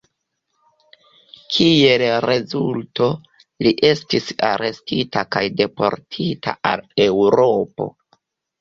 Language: Esperanto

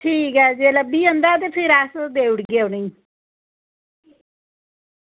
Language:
Dogri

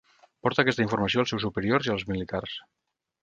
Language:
Catalan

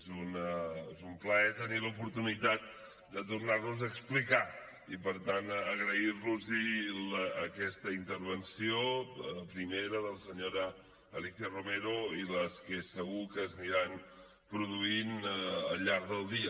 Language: Catalan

